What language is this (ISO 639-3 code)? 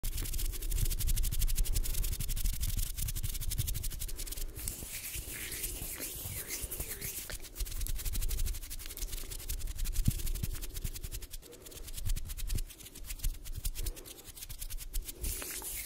deu